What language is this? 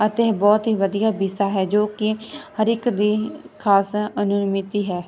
Punjabi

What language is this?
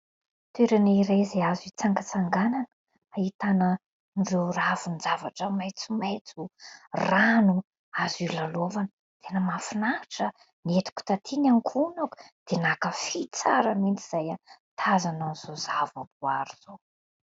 Malagasy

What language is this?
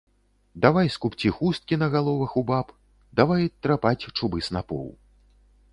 Belarusian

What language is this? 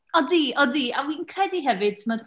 Welsh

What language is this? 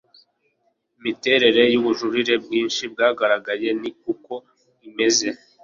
Kinyarwanda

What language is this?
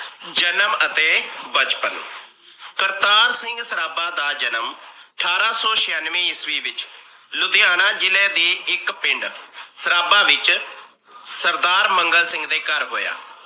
Punjabi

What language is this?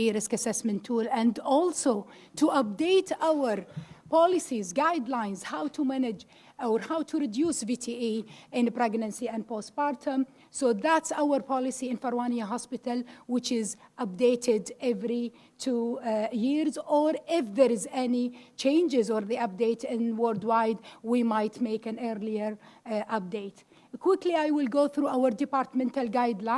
English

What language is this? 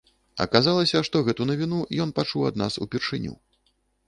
Belarusian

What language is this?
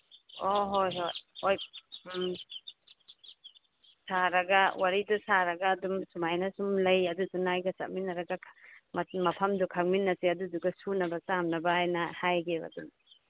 Manipuri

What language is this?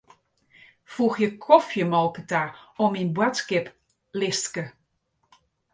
Western Frisian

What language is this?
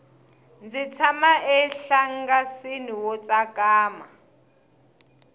Tsonga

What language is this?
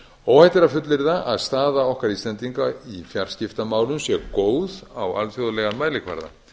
Icelandic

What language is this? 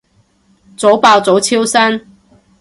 Cantonese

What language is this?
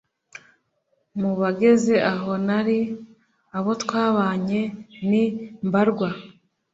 Kinyarwanda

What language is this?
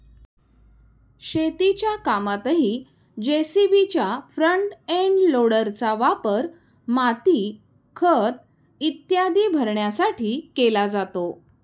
Marathi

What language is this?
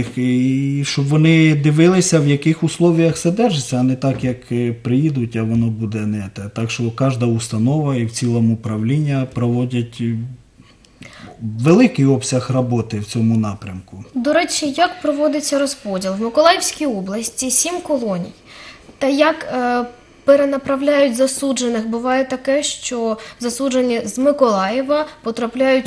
Russian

